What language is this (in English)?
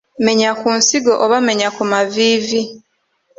Ganda